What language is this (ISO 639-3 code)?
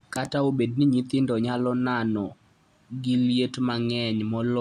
luo